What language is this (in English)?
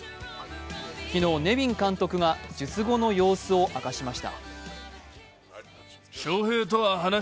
Japanese